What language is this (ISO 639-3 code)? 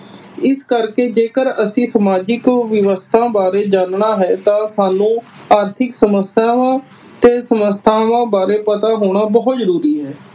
pan